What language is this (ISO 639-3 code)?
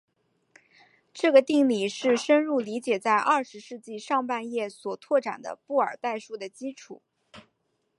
zho